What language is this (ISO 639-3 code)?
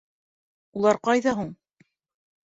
bak